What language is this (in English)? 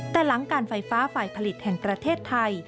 Thai